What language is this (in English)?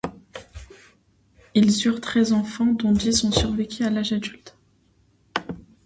French